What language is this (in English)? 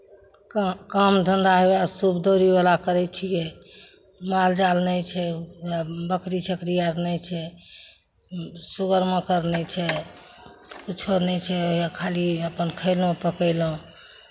Maithili